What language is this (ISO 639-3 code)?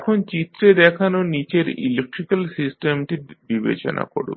ben